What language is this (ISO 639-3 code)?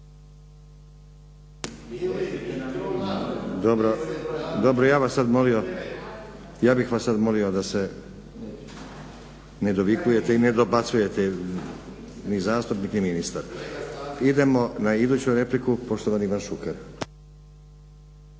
hrv